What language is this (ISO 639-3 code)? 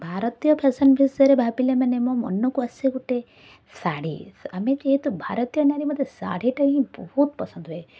ori